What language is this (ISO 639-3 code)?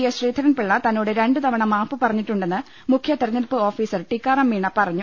mal